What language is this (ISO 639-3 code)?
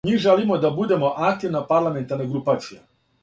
srp